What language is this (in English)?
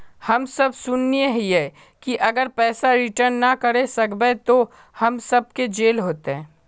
Magahi